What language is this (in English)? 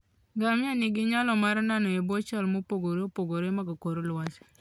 Luo (Kenya and Tanzania)